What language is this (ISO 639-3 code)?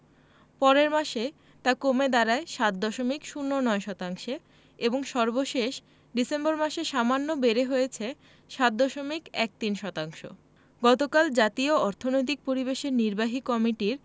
ben